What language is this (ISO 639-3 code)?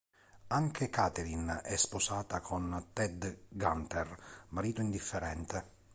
ita